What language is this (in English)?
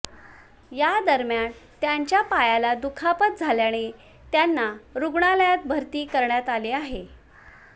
Marathi